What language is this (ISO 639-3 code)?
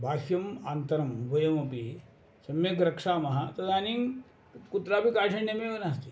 san